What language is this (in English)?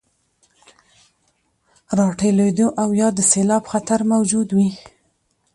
Pashto